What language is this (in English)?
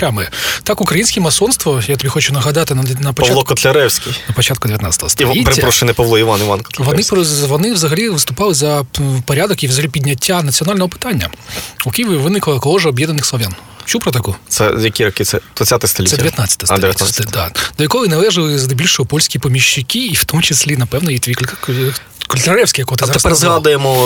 Ukrainian